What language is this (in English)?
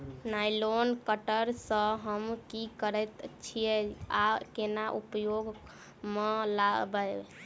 Maithili